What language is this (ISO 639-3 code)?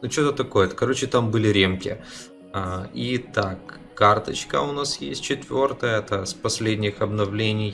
rus